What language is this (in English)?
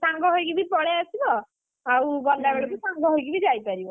Odia